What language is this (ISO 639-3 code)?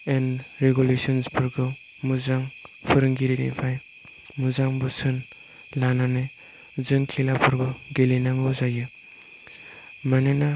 brx